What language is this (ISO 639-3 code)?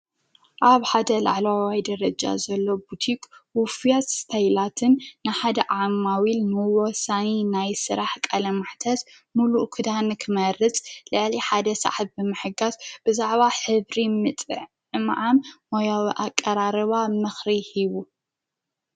tir